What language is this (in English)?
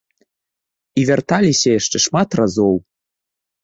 Belarusian